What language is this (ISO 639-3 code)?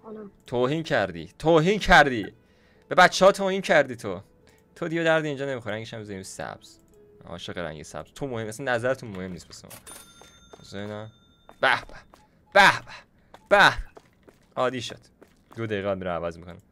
fas